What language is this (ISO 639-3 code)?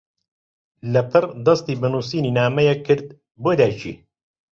ckb